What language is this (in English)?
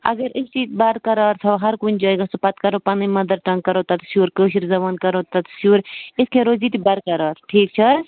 Kashmiri